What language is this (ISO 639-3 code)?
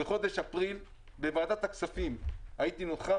heb